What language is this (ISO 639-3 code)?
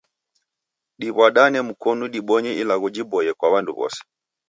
dav